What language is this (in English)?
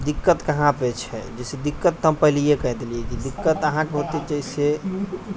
Maithili